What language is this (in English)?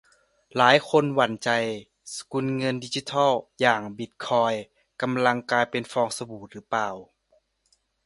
Thai